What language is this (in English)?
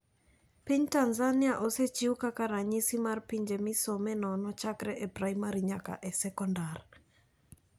Luo (Kenya and Tanzania)